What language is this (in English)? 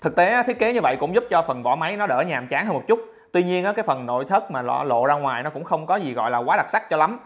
Vietnamese